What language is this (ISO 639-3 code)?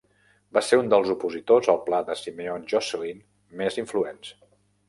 cat